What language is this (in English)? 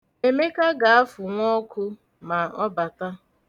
Igbo